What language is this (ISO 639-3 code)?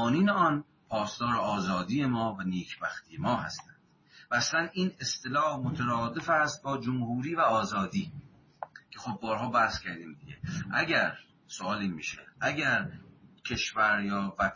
fas